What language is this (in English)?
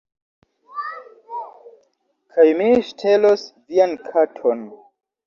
Esperanto